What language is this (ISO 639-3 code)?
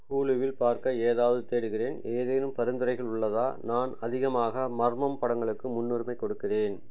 tam